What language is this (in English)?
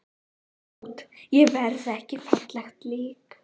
Icelandic